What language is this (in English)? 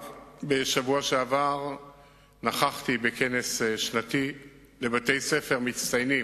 Hebrew